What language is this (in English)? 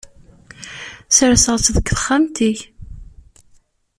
Kabyle